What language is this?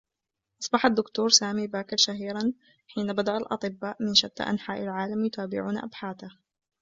Arabic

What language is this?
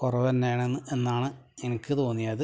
Malayalam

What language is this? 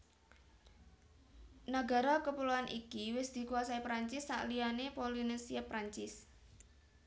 Javanese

